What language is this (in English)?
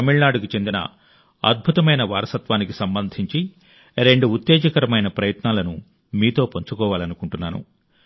Telugu